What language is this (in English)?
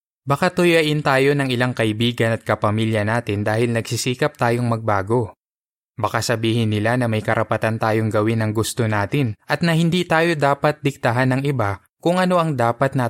Filipino